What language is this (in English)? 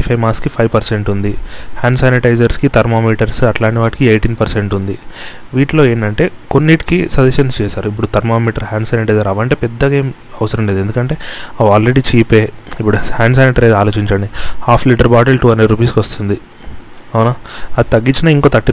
Telugu